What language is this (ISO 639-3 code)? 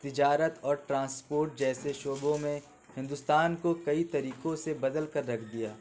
urd